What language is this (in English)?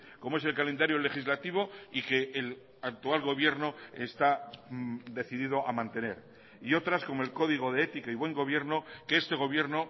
Spanish